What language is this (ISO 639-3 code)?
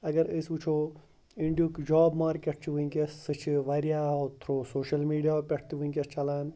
kas